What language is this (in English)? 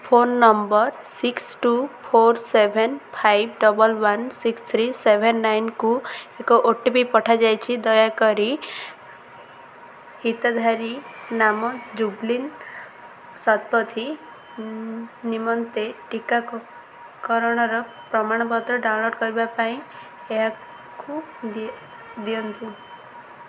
Odia